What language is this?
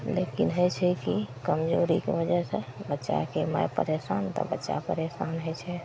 Maithili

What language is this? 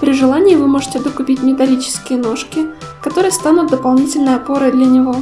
Russian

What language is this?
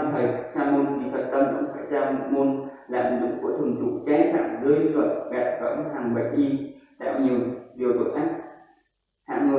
Vietnamese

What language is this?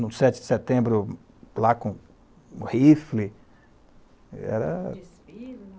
Portuguese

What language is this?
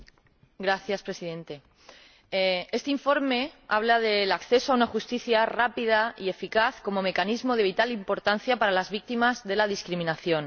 Spanish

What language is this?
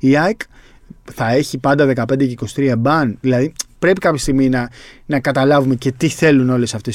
Greek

